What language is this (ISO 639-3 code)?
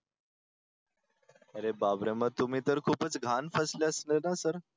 mar